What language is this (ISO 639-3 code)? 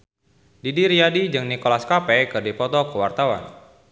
sun